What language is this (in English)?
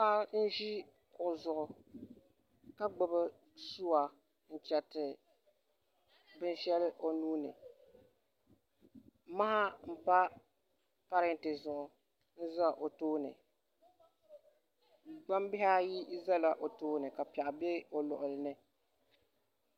Dagbani